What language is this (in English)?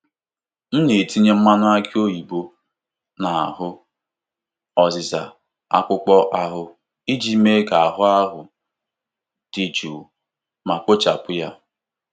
Igbo